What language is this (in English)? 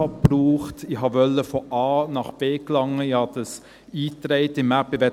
Swiss German